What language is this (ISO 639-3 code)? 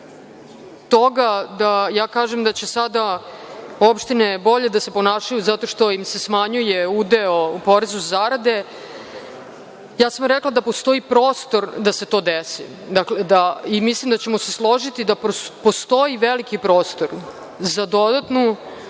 srp